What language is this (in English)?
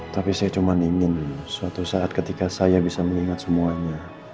Indonesian